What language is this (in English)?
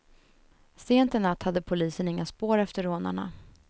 Swedish